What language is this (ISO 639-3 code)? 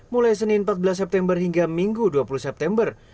ind